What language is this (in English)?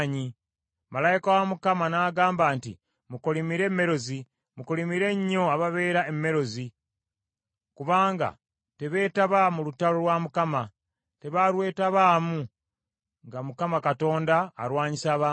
Ganda